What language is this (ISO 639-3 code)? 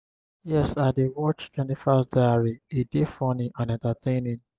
pcm